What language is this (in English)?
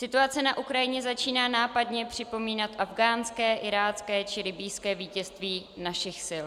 Czech